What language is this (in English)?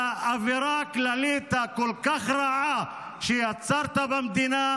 Hebrew